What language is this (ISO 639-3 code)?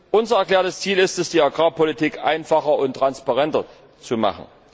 deu